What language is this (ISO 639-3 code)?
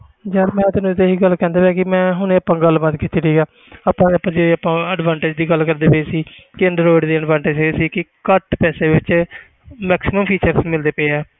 pan